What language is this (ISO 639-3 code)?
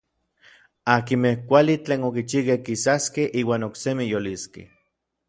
nlv